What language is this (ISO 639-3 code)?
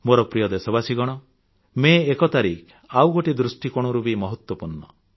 ori